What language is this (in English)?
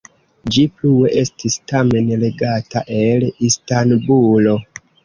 Esperanto